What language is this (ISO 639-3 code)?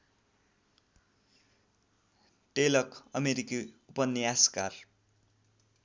nep